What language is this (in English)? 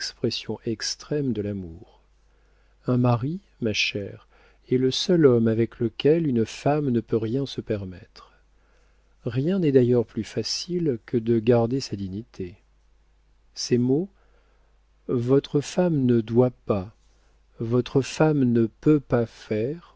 French